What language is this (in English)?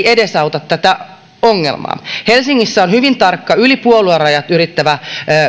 Finnish